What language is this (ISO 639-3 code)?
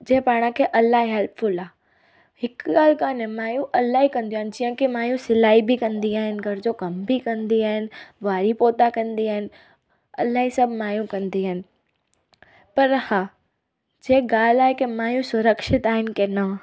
snd